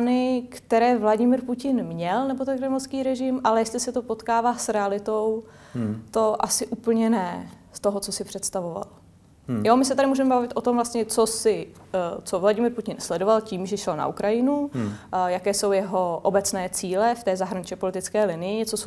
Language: Czech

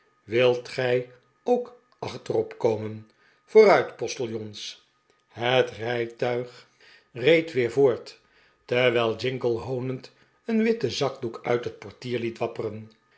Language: Dutch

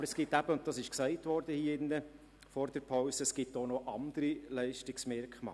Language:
Swiss German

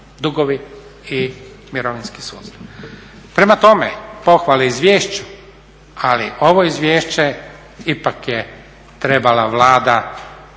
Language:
Croatian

